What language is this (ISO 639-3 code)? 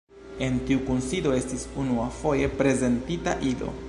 epo